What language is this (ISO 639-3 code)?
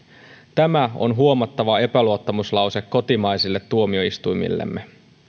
fin